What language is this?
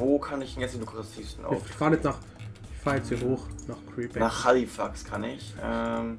German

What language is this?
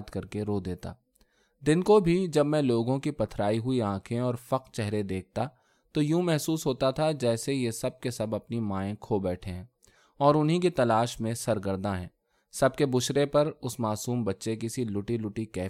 Urdu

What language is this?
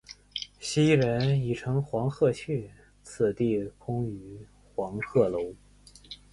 Chinese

